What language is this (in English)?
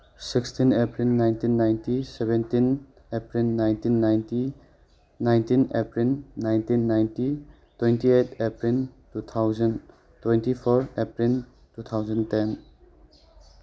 Manipuri